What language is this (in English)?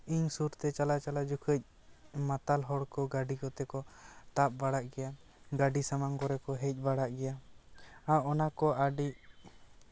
Santali